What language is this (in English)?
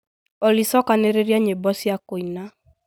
Kikuyu